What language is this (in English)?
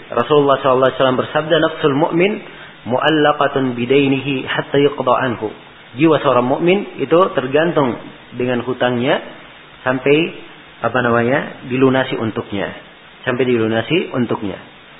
Malay